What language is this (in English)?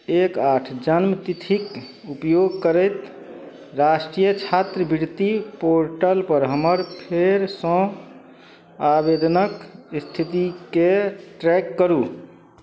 Maithili